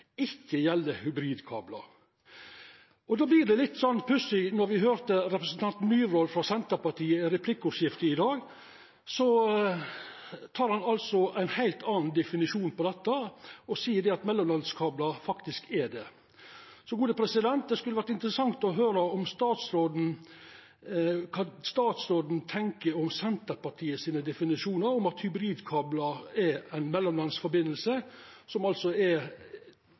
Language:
Norwegian Nynorsk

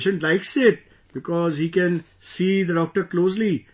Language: English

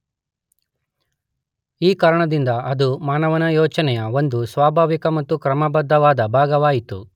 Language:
Kannada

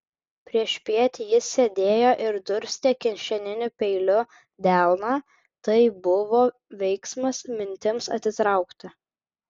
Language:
Lithuanian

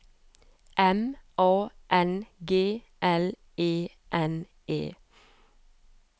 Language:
Norwegian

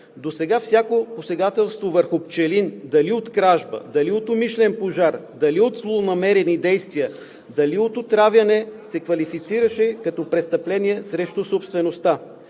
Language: Bulgarian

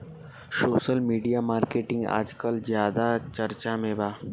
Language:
Bhojpuri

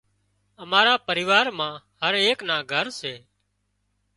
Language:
Wadiyara Koli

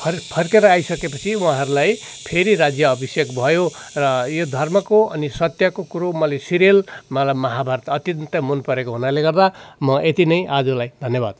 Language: Nepali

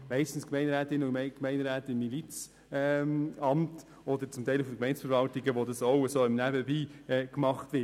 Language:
Swiss German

